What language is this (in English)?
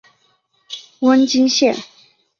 Chinese